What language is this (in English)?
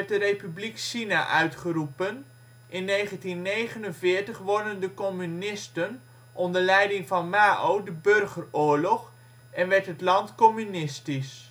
Dutch